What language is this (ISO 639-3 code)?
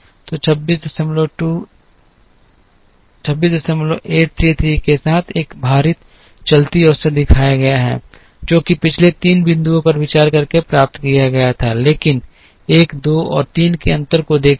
hin